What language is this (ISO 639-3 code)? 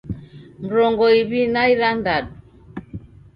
dav